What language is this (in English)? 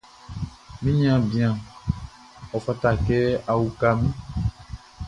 Baoulé